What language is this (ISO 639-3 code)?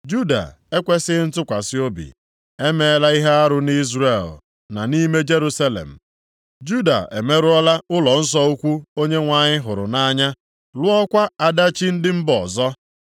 ibo